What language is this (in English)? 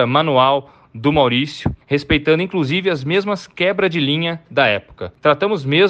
Portuguese